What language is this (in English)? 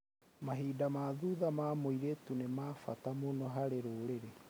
Kikuyu